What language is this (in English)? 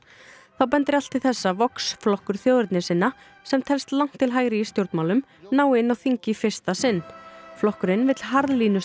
Icelandic